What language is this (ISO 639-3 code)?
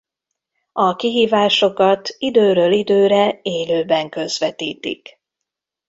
hun